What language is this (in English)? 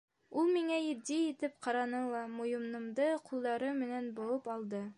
Bashkir